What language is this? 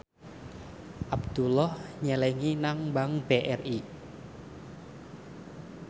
Javanese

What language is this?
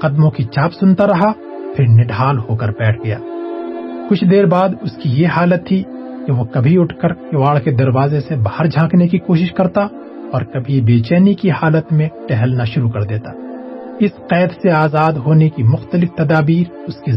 Urdu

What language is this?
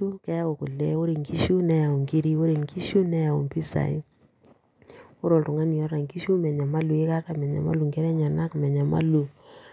Masai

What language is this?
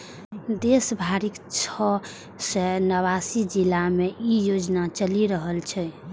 Maithili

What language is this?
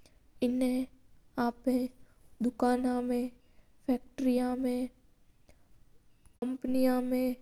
Mewari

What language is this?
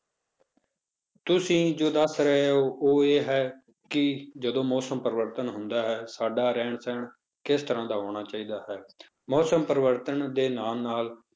Punjabi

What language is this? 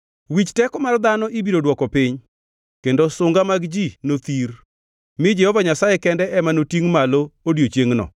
Luo (Kenya and Tanzania)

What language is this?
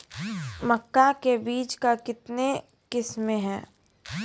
Maithili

